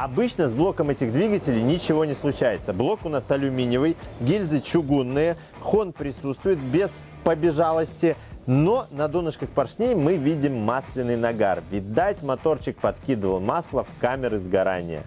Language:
Russian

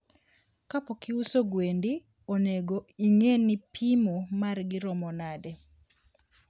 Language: Luo (Kenya and Tanzania)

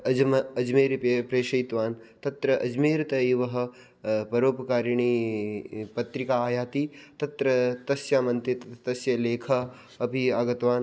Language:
Sanskrit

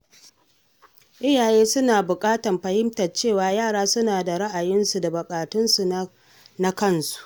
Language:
Hausa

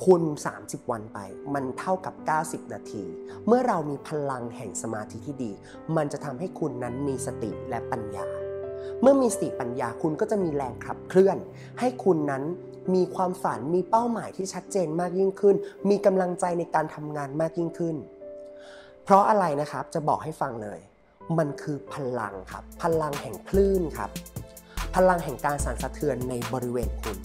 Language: Thai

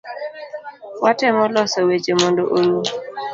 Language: Luo (Kenya and Tanzania)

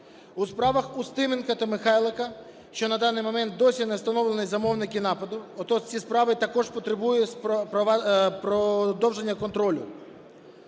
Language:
Ukrainian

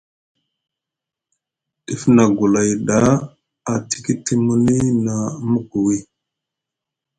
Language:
Musgu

